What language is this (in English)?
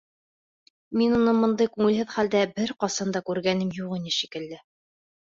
Bashkir